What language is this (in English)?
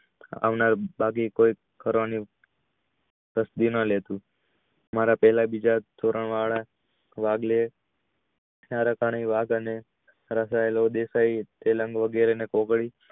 Gujarati